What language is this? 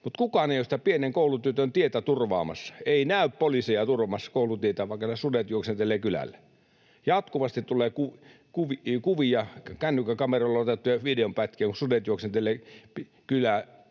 Finnish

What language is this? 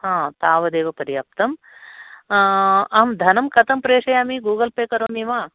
Sanskrit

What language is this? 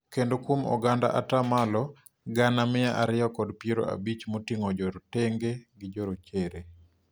Luo (Kenya and Tanzania)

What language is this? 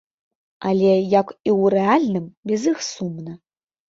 Belarusian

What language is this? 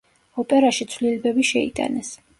Georgian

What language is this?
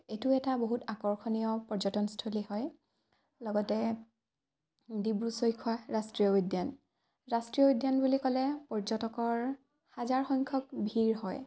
Assamese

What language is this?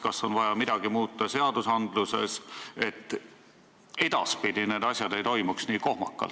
Estonian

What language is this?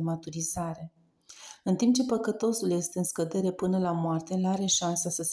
Romanian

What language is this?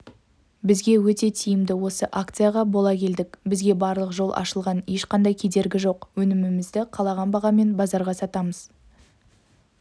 Kazakh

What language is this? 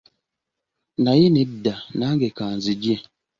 Ganda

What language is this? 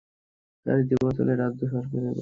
Bangla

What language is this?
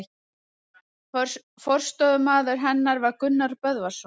Icelandic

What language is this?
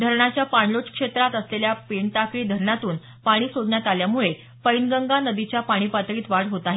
Marathi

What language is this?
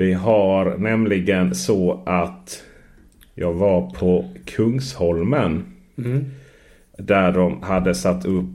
Swedish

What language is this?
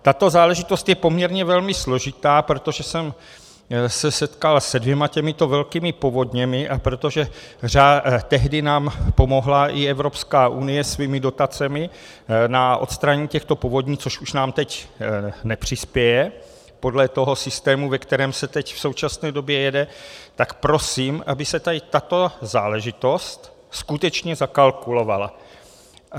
Czech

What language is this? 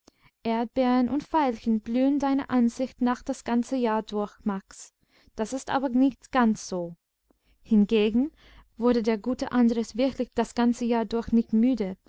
German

